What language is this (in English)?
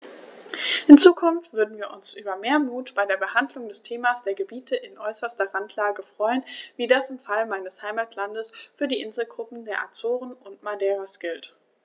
German